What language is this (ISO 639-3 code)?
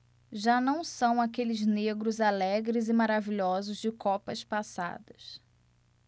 por